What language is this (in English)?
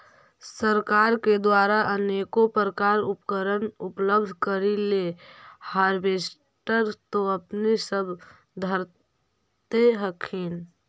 Magahi